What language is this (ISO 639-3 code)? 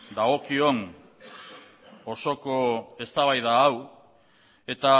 eus